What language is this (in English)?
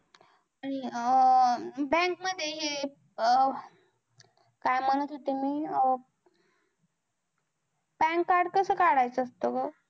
Marathi